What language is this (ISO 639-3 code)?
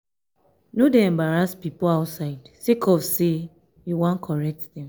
pcm